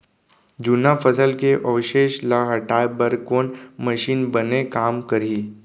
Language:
Chhattisgarhi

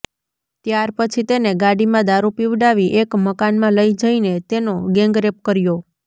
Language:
Gujarati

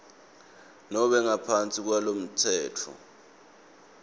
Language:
Swati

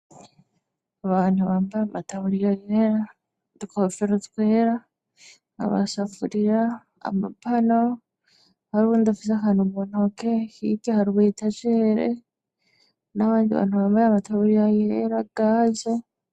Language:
Rundi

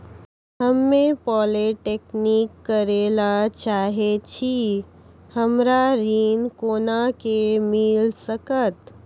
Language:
Maithili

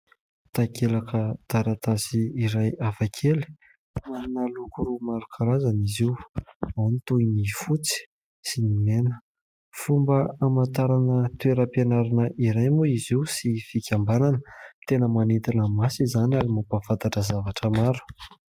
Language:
Malagasy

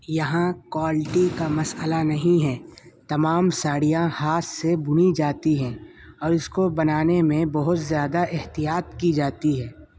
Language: Urdu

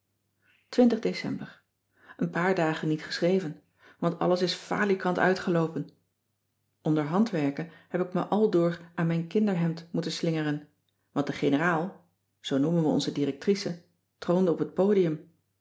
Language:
Dutch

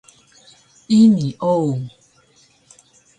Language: Taroko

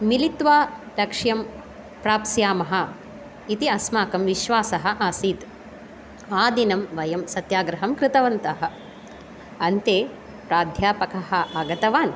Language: Sanskrit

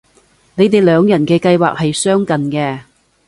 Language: Cantonese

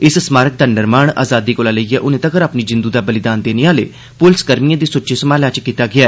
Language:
Dogri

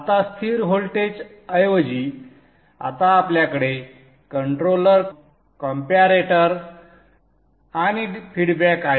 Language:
Marathi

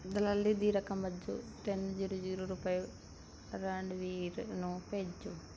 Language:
Punjabi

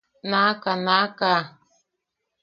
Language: Yaqui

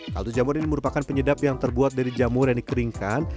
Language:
Indonesian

